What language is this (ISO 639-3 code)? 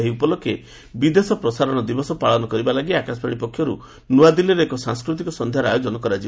ori